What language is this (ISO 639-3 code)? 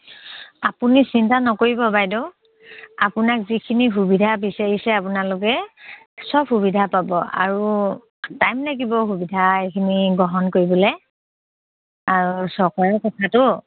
asm